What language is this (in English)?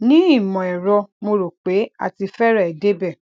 Yoruba